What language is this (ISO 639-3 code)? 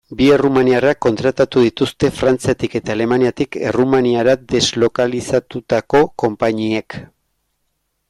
eus